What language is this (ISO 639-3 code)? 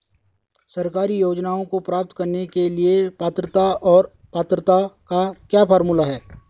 hin